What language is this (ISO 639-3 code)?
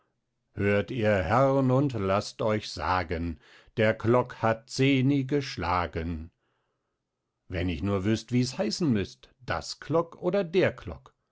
deu